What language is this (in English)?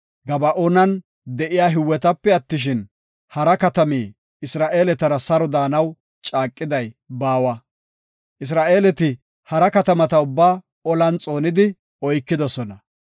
Gofa